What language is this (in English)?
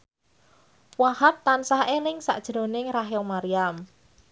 Javanese